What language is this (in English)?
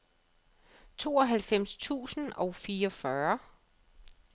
Danish